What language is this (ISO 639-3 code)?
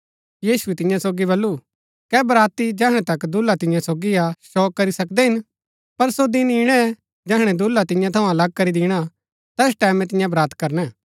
gbk